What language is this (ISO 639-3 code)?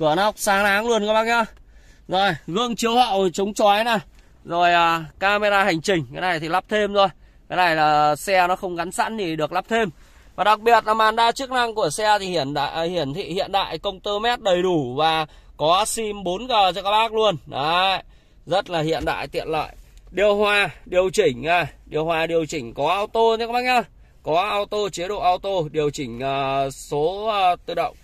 vie